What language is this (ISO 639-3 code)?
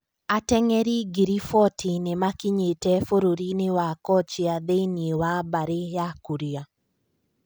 kik